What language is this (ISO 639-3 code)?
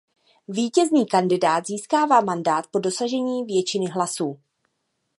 ces